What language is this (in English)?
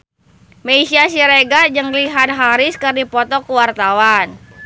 Sundanese